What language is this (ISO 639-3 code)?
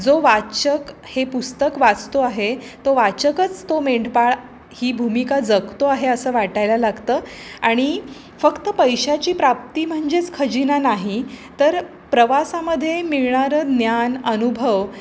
mar